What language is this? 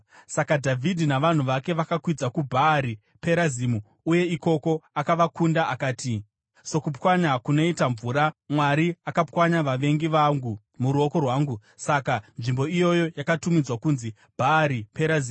Shona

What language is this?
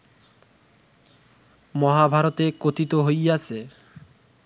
Bangla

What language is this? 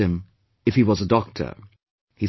English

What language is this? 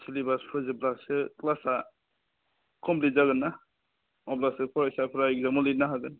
Bodo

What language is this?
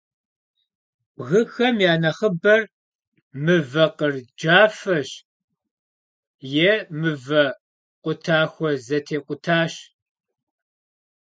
Kabardian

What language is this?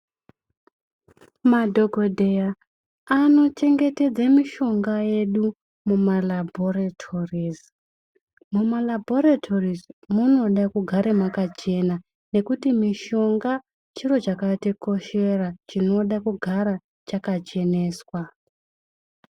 Ndau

